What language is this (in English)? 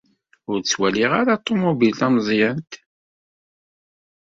Kabyle